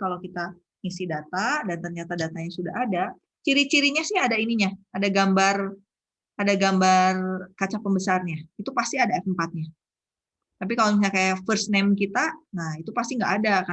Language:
Indonesian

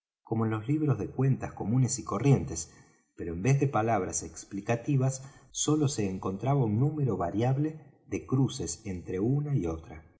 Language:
Spanish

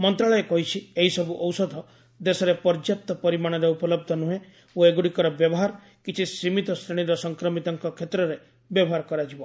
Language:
Odia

